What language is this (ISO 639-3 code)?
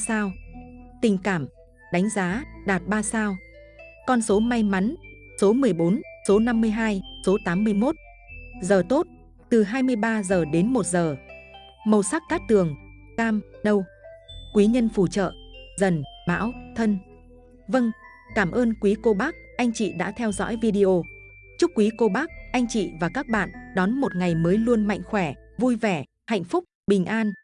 vie